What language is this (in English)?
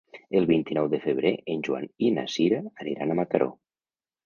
Catalan